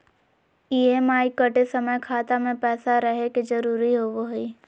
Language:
Magahi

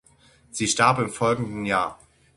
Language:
German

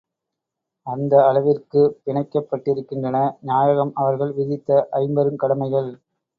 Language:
Tamil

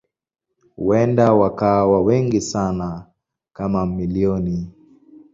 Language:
Swahili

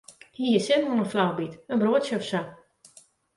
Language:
Western Frisian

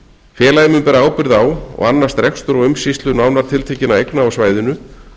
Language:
Icelandic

